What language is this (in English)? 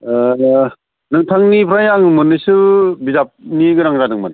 Bodo